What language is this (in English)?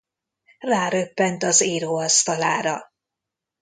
Hungarian